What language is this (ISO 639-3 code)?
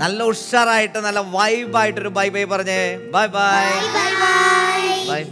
mal